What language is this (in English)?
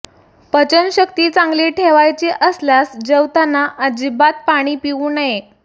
Marathi